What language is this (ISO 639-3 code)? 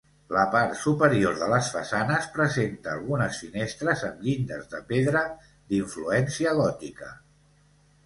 cat